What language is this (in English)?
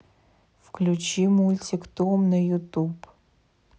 Russian